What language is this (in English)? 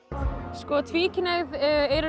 Icelandic